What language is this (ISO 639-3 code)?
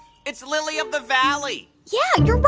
eng